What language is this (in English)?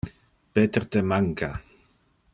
Interlingua